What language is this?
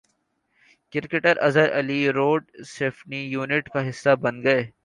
Urdu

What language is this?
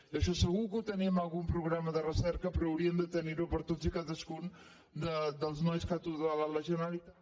Catalan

